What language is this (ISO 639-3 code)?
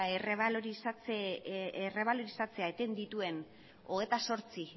eus